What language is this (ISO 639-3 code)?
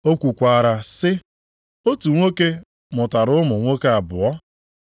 ibo